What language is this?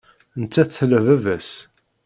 Kabyle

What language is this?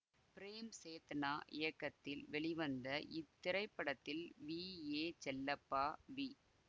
Tamil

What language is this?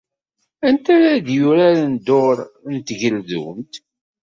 Kabyle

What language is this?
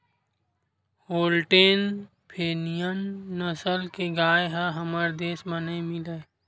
Chhattisgarhi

